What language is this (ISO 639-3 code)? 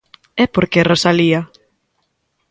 glg